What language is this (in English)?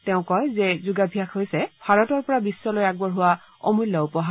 Assamese